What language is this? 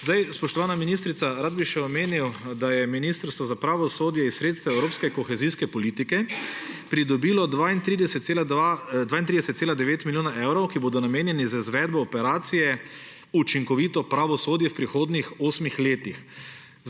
Slovenian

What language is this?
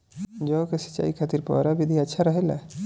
Bhojpuri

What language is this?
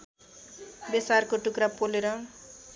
Nepali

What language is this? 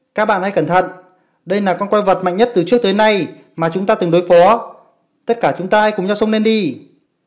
Vietnamese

